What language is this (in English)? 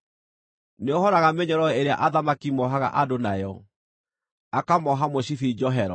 Kikuyu